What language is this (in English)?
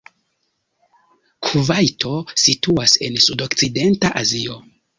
Esperanto